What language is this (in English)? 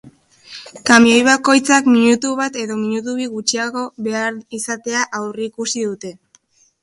Basque